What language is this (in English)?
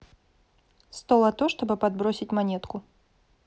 Russian